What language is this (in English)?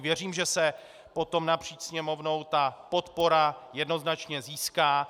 Czech